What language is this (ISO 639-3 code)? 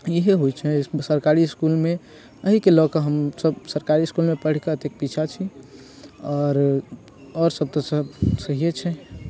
mai